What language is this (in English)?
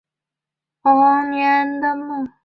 Chinese